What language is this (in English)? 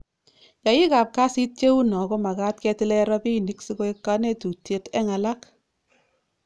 Kalenjin